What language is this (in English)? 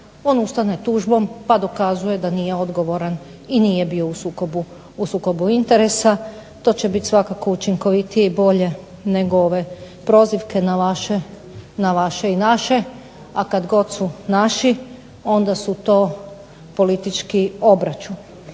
Croatian